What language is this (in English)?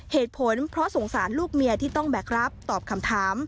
Thai